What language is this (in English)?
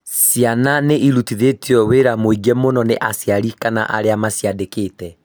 Kikuyu